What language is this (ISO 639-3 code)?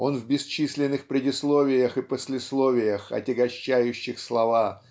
rus